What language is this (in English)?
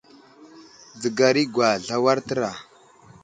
Wuzlam